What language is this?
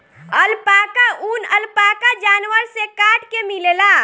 Bhojpuri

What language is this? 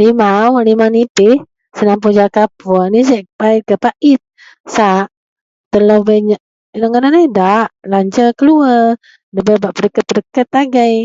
Central Melanau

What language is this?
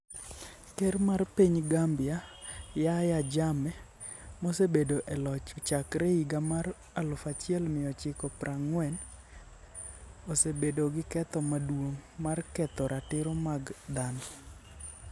Luo (Kenya and Tanzania)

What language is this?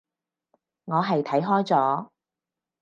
Cantonese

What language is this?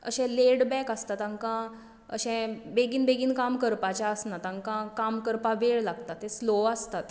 Konkani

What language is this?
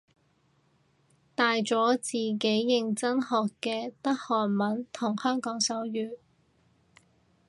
Cantonese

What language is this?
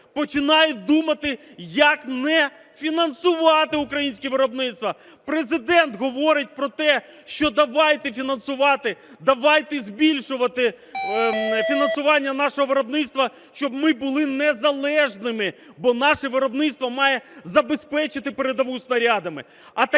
Ukrainian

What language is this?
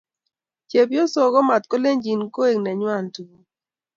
Kalenjin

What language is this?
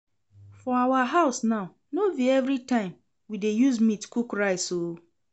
Nigerian Pidgin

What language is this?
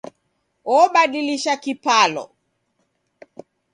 Taita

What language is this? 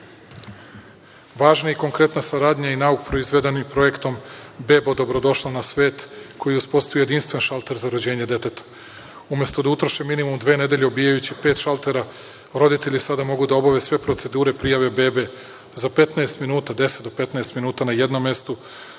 Serbian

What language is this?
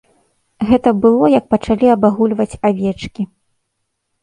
Belarusian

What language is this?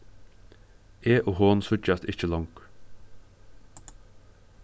Faroese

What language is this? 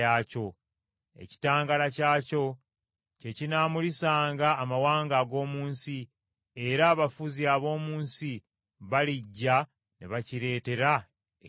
Ganda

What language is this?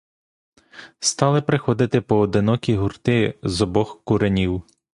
Ukrainian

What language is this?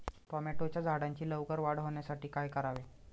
Marathi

